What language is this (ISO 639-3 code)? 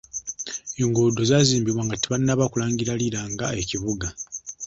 lug